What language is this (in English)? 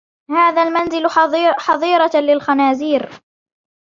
Arabic